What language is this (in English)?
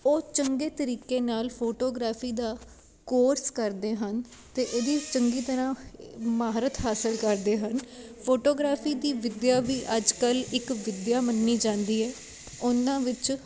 Punjabi